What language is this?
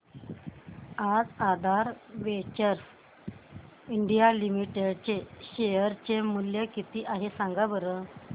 Marathi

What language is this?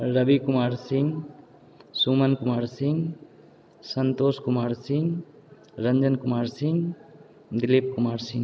Maithili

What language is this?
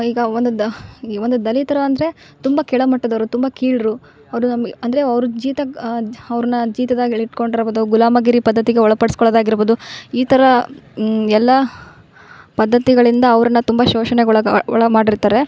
Kannada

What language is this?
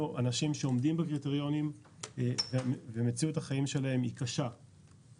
Hebrew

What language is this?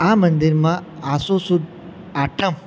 Gujarati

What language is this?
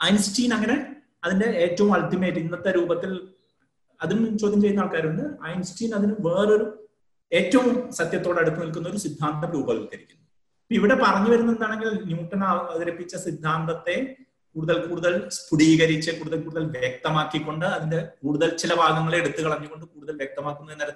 Malayalam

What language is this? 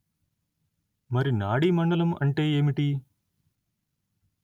Telugu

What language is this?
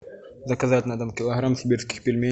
Russian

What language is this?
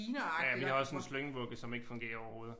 Danish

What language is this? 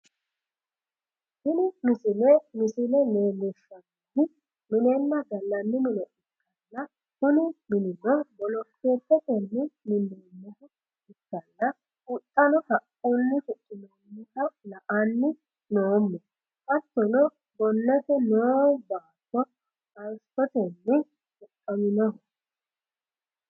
Sidamo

